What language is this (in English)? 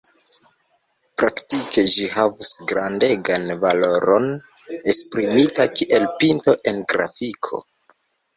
Esperanto